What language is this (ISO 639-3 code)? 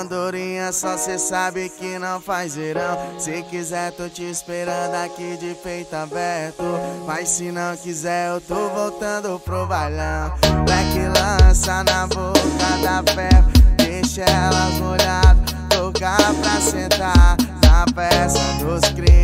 por